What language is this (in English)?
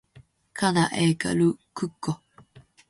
Finnish